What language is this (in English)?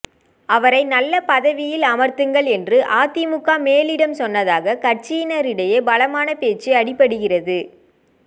Tamil